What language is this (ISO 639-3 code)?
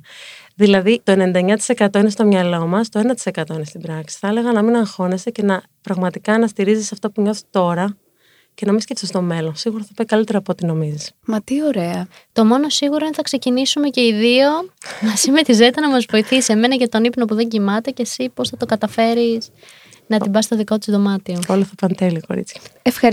ell